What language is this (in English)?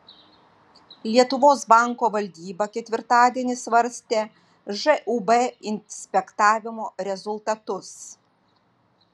Lithuanian